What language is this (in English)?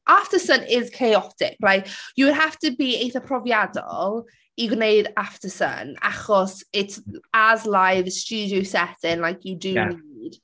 Welsh